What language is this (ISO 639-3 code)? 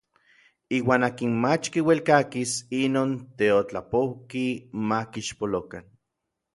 nlv